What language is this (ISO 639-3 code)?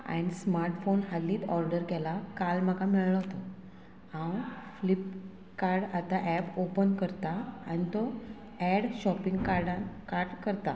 kok